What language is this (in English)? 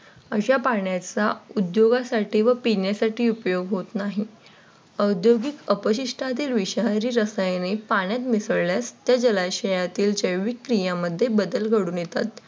Marathi